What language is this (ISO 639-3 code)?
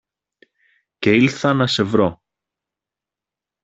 ell